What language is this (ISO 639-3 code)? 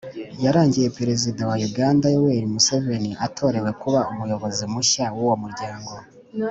kin